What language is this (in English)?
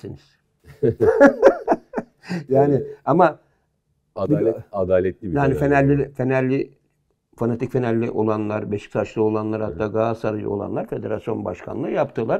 Turkish